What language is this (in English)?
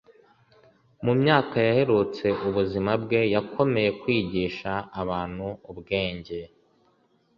Kinyarwanda